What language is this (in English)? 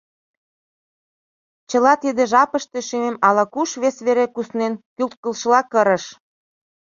Mari